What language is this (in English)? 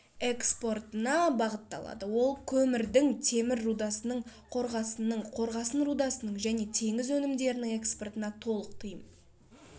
Kazakh